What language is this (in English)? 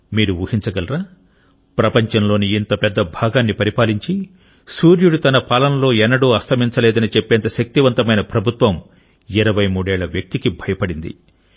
Telugu